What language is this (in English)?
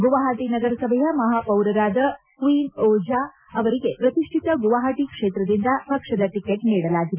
Kannada